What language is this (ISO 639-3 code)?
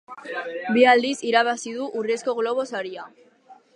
eus